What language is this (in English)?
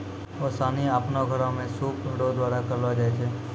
Maithili